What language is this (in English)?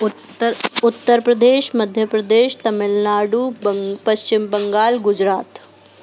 Sindhi